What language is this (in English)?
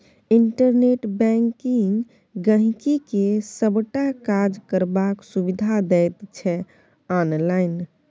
Maithili